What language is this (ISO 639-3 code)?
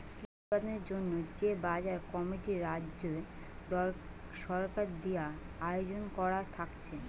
ben